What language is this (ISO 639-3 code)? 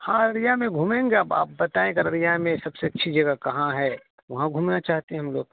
urd